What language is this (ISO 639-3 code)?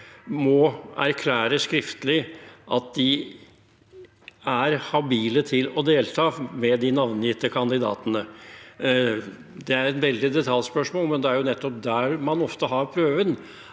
nor